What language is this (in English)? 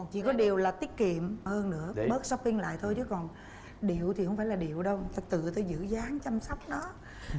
Vietnamese